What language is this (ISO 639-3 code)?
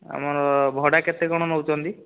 ori